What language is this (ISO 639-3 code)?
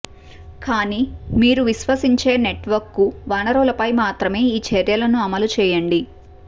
tel